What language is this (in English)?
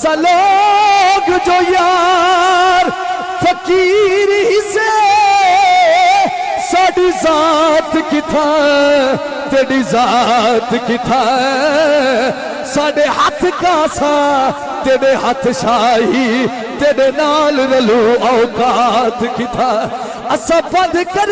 Arabic